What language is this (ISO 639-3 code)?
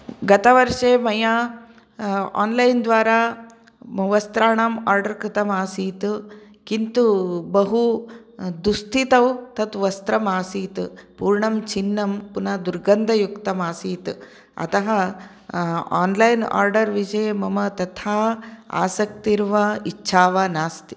san